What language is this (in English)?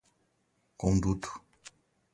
Portuguese